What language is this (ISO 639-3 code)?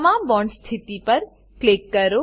guj